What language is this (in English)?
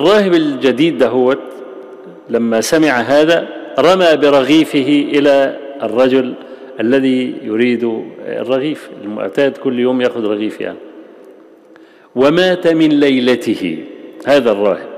Arabic